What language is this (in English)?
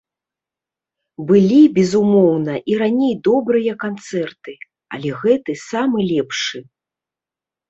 Belarusian